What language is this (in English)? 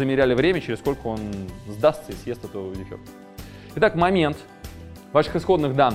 Russian